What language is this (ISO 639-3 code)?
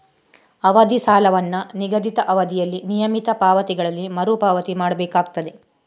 kan